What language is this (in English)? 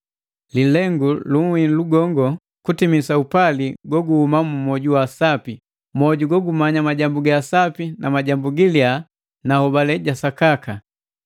Matengo